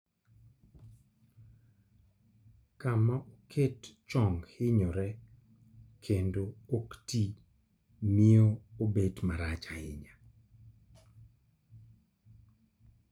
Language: Luo (Kenya and Tanzania)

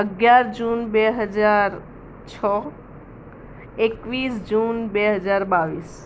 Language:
Gujarati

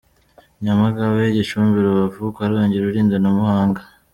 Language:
Kinyarwanda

